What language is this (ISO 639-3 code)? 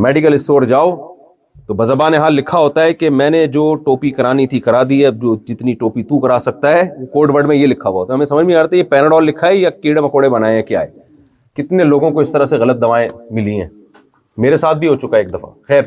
urd